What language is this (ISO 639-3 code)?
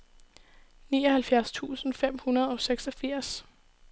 dan